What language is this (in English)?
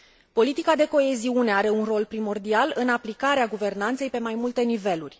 Romanian